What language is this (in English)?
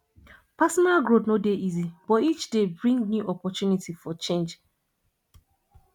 Nigerian Pidgin